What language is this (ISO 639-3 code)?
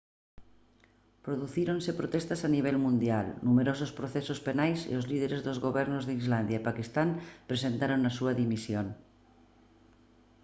glg